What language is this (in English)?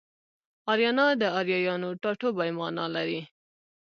Pashto